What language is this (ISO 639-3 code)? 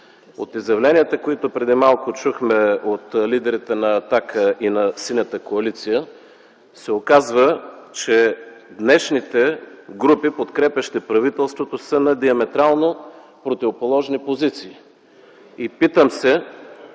bul